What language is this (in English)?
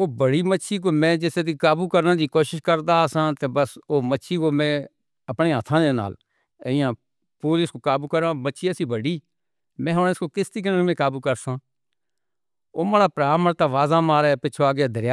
Northern Hindko